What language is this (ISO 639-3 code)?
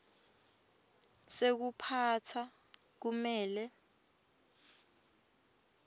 ssw